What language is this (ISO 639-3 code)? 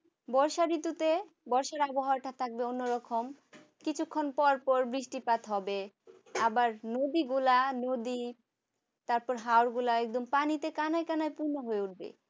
ben